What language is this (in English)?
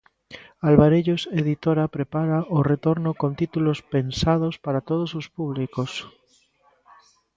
Galician